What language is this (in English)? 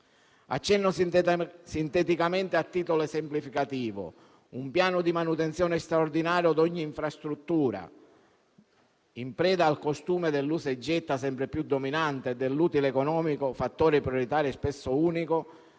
Italian